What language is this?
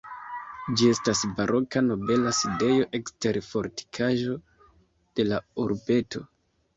Esperanto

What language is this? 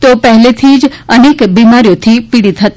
Gujarati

